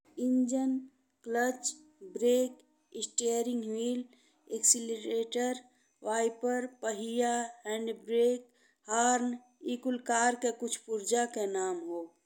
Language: Bhojpuri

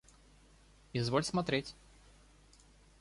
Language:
Russian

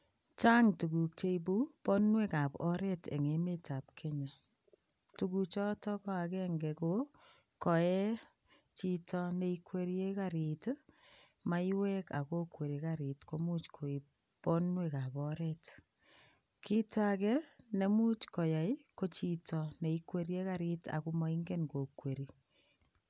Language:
Kalenjin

